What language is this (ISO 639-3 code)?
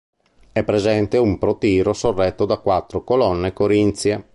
ita